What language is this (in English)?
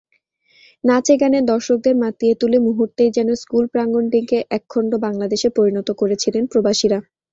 Bangla